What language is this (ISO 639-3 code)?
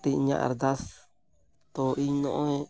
sat